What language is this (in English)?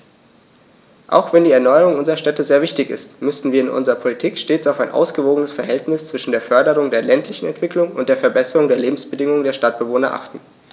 German